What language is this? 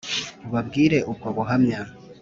Kinyarwanda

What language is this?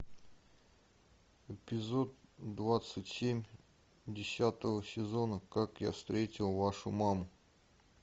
Russian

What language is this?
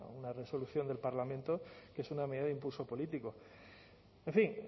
Spanish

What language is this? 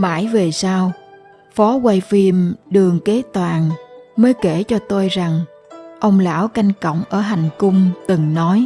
Vietnamese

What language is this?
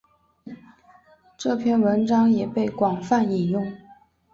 Chinese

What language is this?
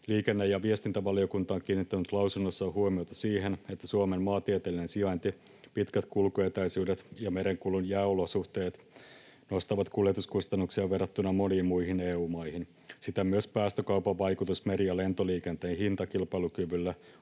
Finnish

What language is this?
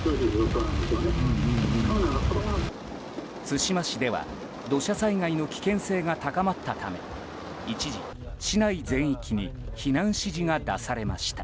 Japanese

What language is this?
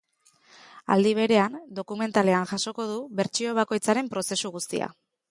Basque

